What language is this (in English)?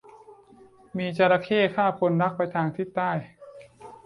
Thai